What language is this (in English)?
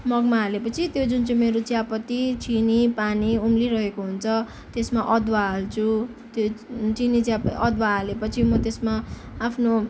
Nepali